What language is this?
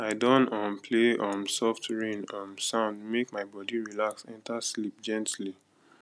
Nigerian Pidgin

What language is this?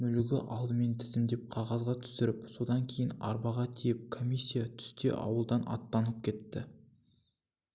Kazakh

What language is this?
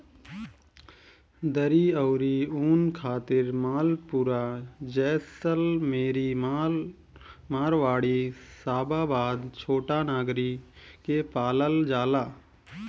Bhojpuri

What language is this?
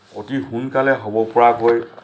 Assamese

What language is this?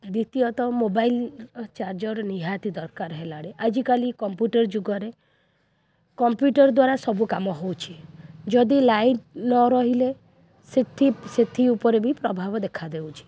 Odia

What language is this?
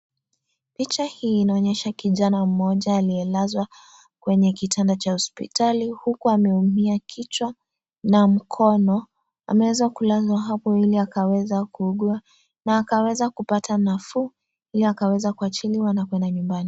Swahili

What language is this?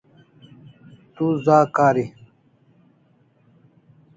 Kalasha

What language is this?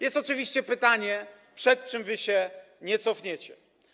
Polish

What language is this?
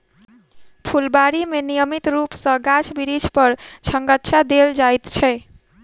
Maithili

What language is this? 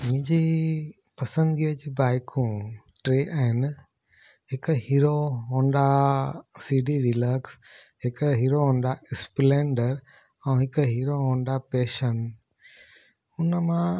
Sindhi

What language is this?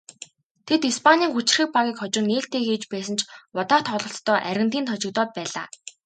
Mongolian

